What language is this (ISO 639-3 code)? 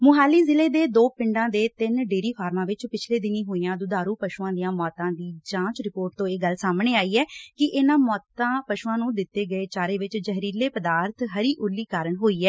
pan